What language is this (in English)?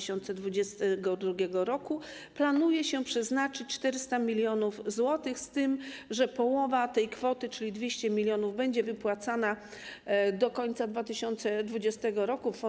Polish